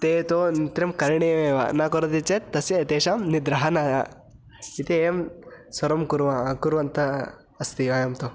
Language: Sanskrit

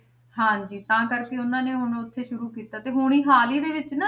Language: Punjabi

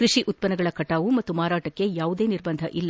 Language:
Kannada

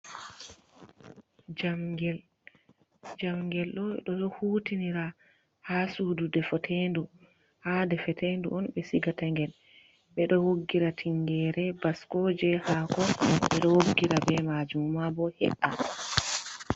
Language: Fula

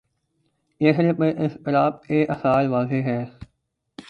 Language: Urdu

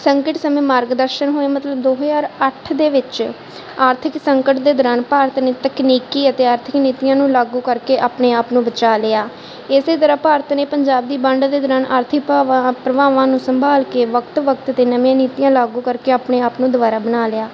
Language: Punjabi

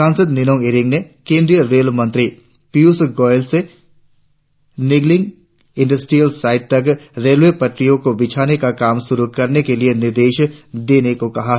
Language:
Hindi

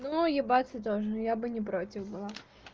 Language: Russian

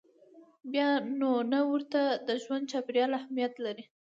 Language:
Pashto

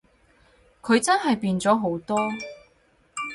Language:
Cantonese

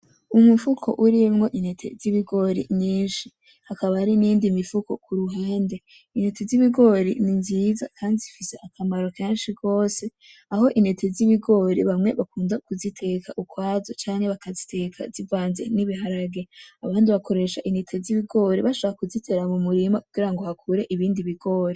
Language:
Rundi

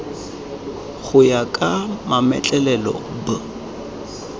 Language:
Tswana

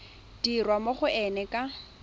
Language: Tswana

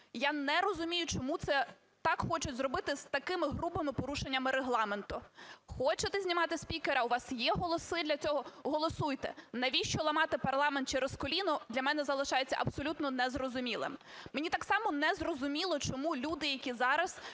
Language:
Ukrainian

